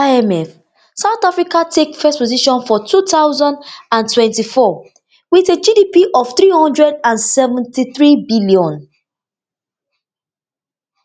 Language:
Nigerian Pidgin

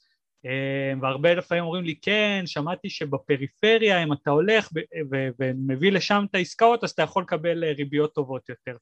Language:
Hebrew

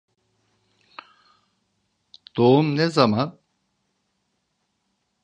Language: Turkish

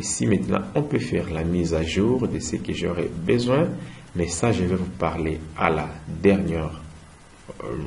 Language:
French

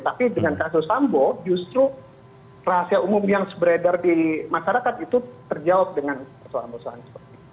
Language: Indonesian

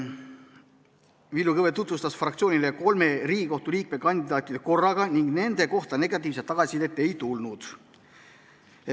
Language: Estonian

